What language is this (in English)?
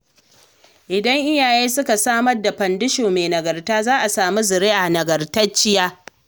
Hausa